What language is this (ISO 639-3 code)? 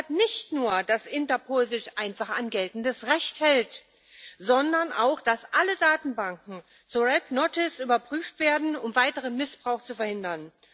deu